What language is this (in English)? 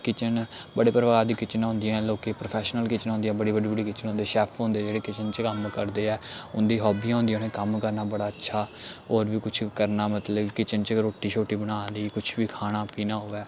Dogri